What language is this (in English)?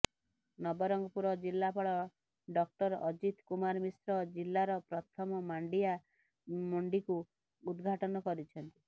Odia